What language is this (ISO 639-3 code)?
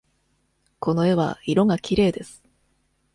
jpn